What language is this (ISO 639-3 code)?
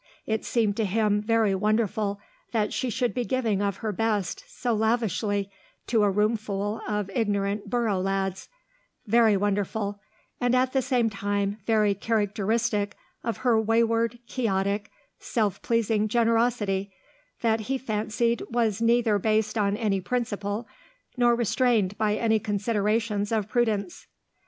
eng